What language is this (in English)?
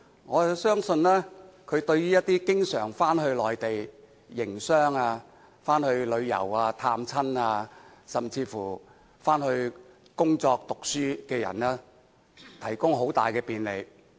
Cantonese